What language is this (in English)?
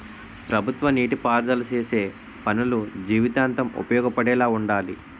Telugu